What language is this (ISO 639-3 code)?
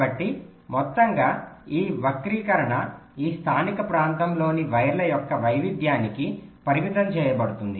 tel